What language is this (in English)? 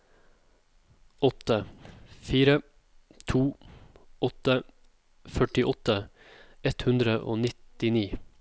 Norwegian